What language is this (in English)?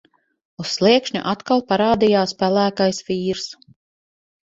Latvian